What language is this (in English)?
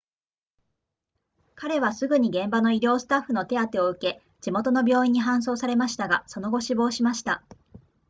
Japanese